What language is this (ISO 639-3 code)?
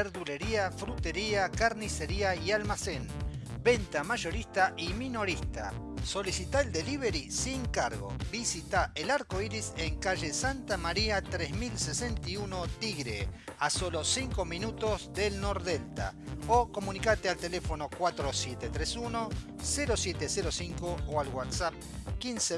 spa